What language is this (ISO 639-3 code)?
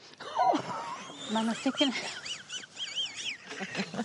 cym